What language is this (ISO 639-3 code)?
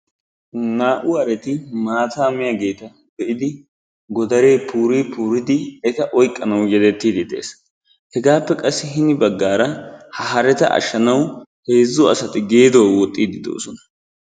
wal